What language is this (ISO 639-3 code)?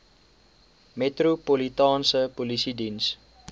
afr